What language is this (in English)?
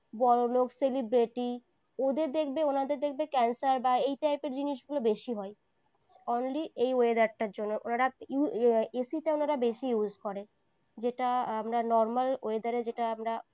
Bangla